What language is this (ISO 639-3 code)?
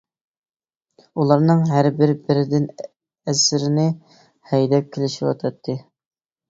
uig